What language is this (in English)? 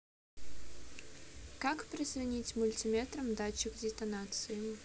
Russian